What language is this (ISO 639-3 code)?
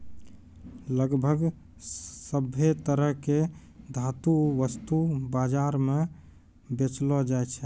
mai